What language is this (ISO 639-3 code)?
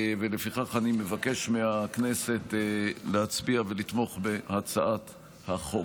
heb